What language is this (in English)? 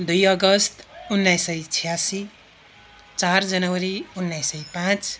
Nepali